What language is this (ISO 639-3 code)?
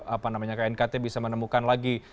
ind